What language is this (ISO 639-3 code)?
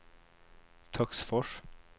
swe